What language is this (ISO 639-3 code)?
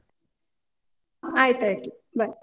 kan